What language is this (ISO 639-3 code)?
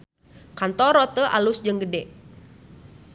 sun